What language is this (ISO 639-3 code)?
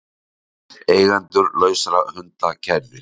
isl